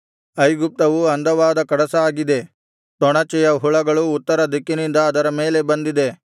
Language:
Kannada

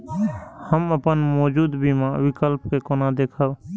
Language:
Maithili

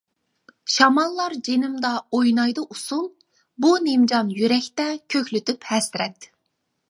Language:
Uyghur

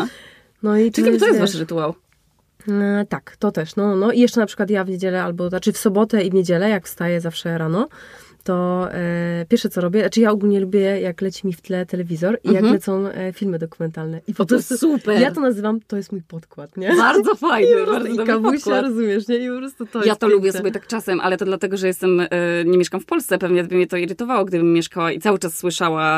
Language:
Polish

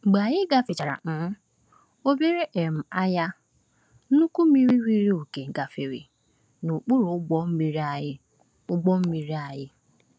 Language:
Igbo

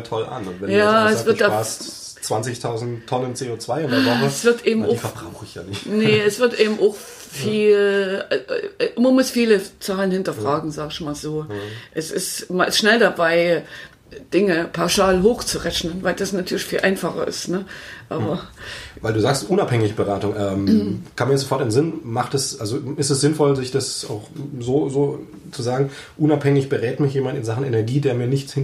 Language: German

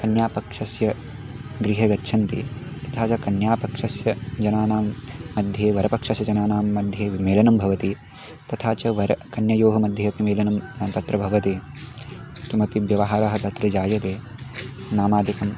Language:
Sanskrit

